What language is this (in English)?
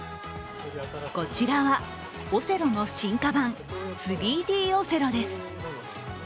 Japanese